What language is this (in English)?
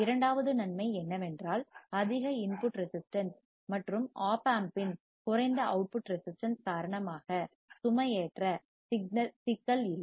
Tamil